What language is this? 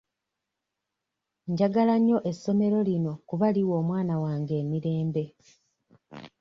Ganda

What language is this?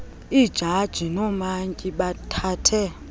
Xhosa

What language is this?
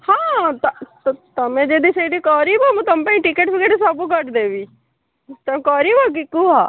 Odia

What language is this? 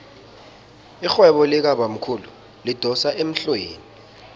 South Ndebele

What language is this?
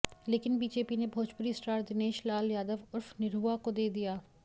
Hindi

